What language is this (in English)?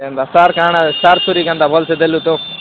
Odia